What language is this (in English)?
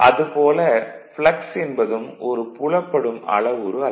Tamil